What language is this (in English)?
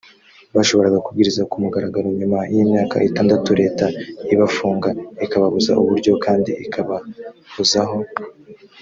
Kinyarwanda